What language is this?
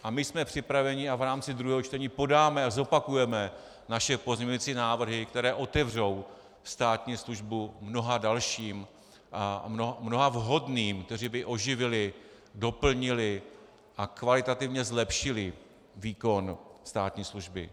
Czech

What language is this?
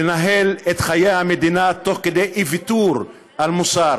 Hebrew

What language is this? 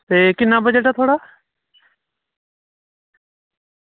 Dogri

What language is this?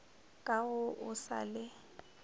Northern Sotho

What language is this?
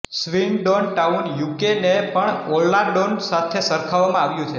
Gujarati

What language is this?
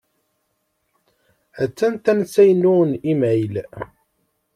Kabyle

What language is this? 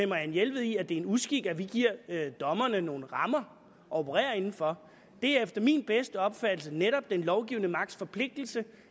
Danish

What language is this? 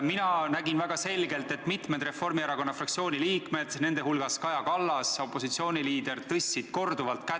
Estonian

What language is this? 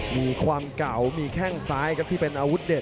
Thai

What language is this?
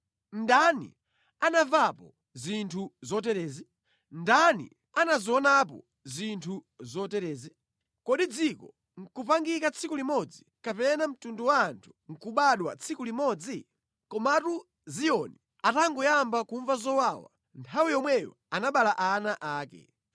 Nyanja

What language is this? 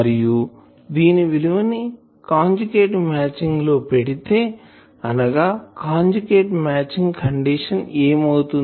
Telugu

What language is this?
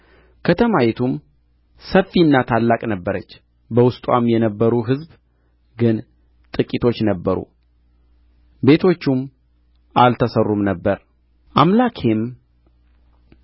Amharic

